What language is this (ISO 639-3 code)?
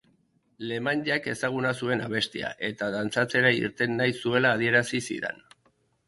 eus